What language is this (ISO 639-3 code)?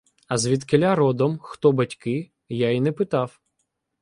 ukr